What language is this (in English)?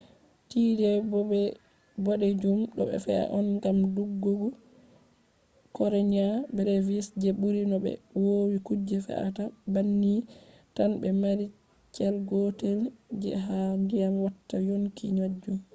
Fula